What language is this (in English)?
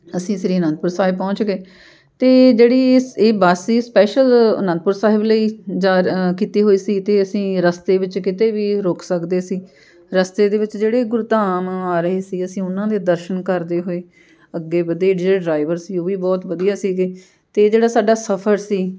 Punjabi